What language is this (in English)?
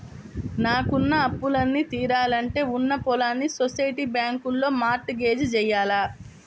Telugu